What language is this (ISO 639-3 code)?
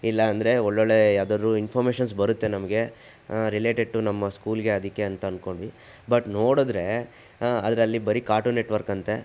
kan